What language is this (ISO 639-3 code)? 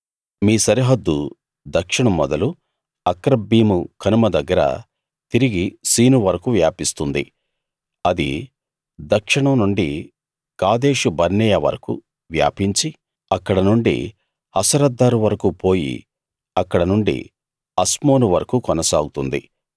tel